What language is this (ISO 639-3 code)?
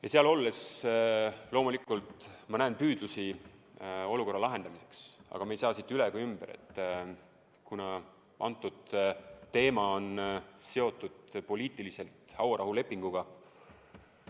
est